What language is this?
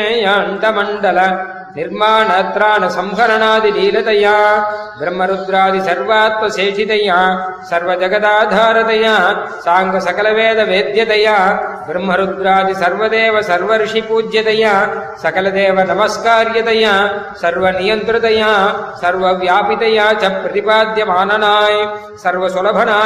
Tamil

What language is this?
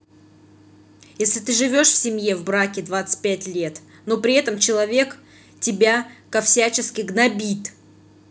Russian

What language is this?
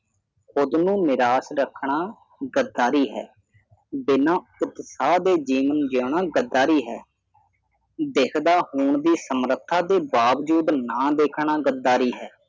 Punjabi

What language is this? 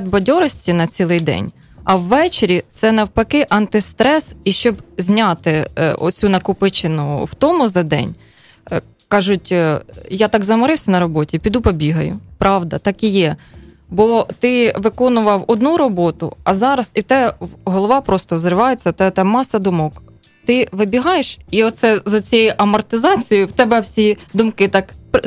Ukrainian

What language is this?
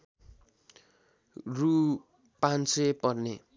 Nepali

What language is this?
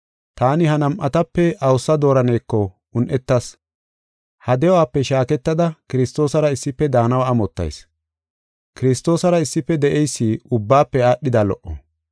Gofa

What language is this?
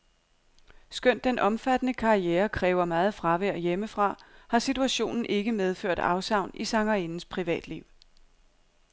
Danish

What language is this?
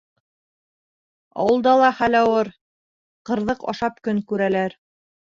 Bashkir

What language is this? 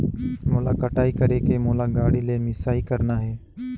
Chhattisgarhi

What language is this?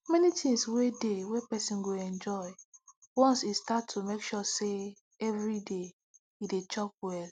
Nigerian Pidgin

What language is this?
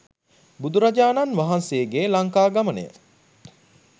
Sinhala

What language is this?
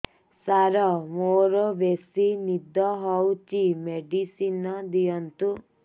Odia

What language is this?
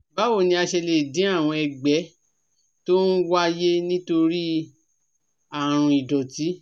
Yoruba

